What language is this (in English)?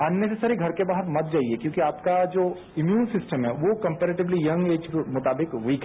Hindi